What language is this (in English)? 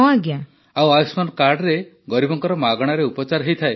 Odia